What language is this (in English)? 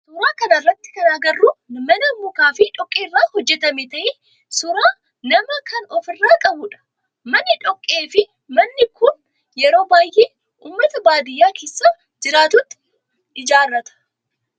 Oromo